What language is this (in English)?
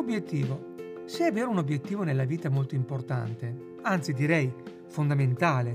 Italian